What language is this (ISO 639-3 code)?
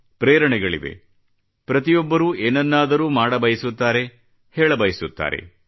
kan